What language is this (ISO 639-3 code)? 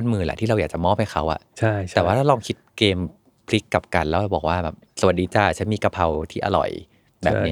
tha